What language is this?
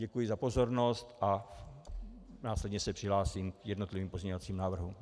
Czech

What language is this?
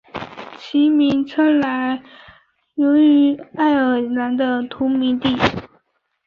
Chinese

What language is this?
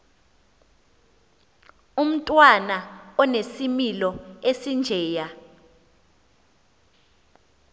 Xhosa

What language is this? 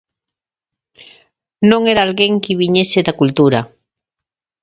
Galician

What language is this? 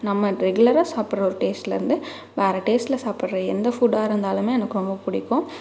Tamil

